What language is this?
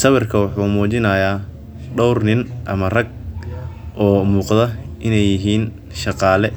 Somali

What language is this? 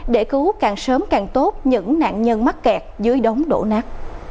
Vietnamese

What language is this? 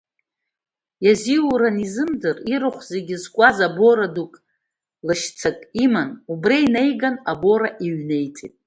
Abkhazian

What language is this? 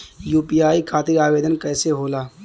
Bhojpuri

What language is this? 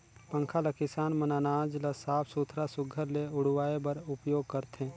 Chhattisgarhi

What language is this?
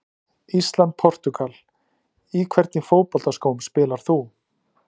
Icelandic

